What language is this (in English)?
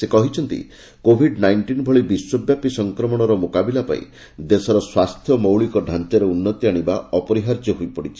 Odia